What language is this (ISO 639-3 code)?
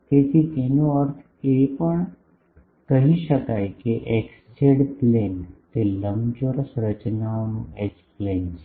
guj